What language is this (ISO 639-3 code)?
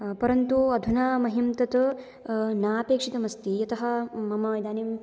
san